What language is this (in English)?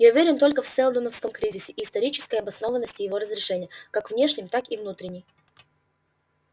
Russian